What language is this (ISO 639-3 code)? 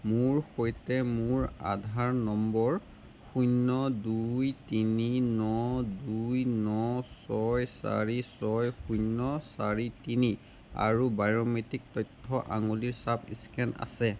asm